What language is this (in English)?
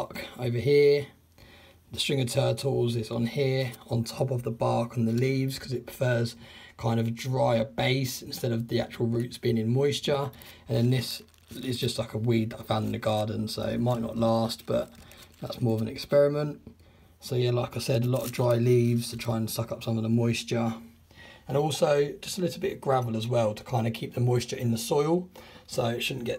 English